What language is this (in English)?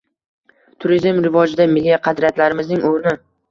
Uzbek